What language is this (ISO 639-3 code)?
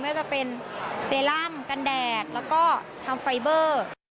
tha